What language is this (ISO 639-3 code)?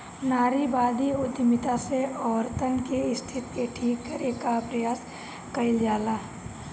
bho